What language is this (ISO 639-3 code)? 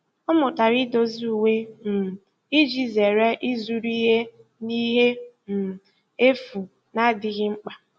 ibo